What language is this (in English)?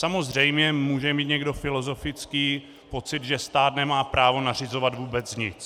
Czech